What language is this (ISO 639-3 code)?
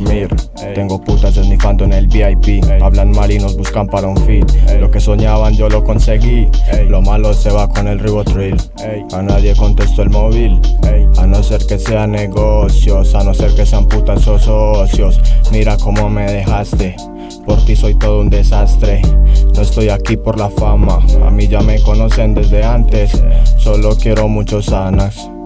ita